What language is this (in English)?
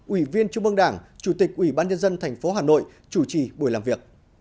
Vietnamese